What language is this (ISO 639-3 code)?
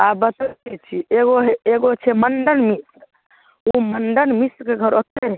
mai